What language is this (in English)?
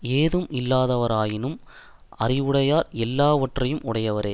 Tamil